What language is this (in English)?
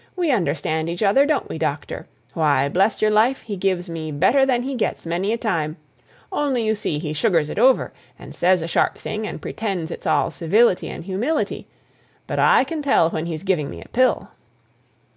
English